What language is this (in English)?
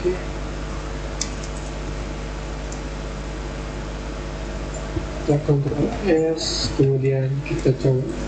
Indonesian